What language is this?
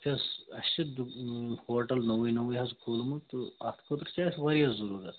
Kashmiri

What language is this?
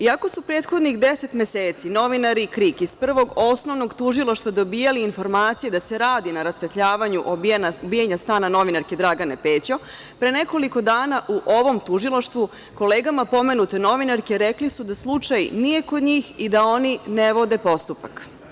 Serbian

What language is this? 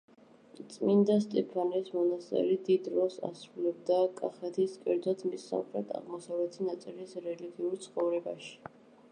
Georgian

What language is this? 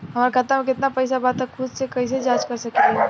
Bhojpuri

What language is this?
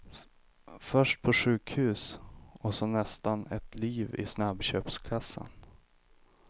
Swedish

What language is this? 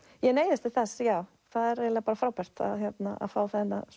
Icelandic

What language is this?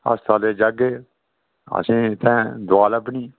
Dogri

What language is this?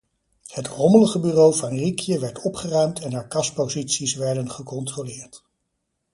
Dutch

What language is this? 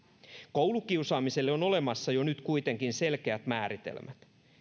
Finnish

